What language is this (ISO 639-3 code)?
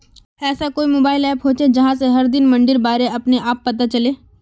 mag